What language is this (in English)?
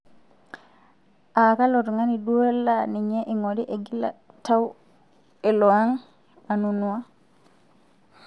Masai